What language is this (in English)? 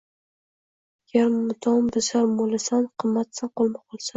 Uzbek